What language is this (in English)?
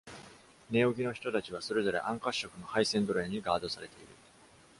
Japanese